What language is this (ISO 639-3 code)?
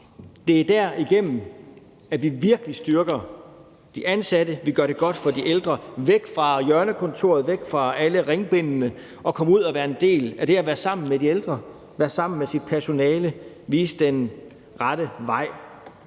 dan